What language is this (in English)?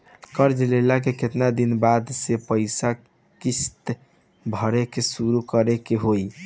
Bhojpuri